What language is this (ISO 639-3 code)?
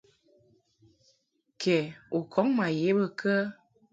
mhk